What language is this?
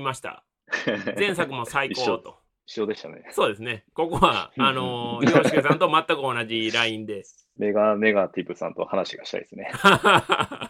Japanese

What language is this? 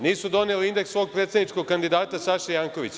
Serbian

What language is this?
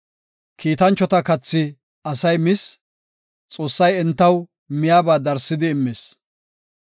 Gofa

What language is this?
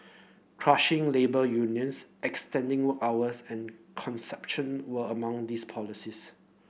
English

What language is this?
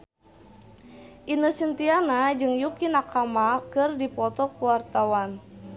Sundanese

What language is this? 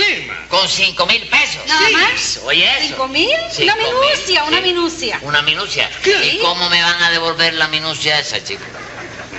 Spanish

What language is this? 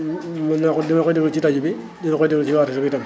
Wolof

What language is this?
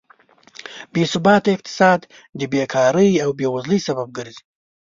Pashto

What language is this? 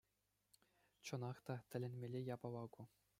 Chuvash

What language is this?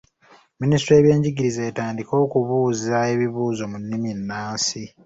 Ganda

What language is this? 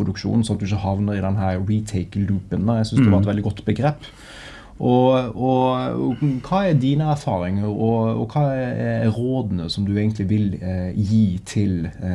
Norwegian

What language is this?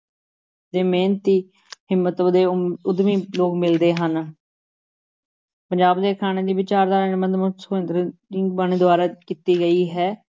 Punjabi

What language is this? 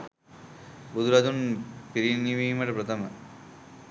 Sinhala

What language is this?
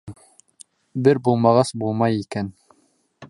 Bashkir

